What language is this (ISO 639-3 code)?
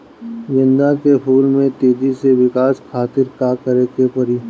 bho